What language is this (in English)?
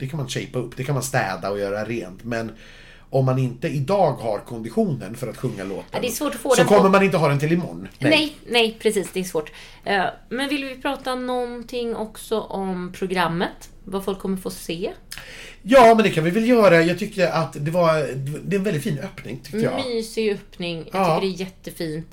Swedish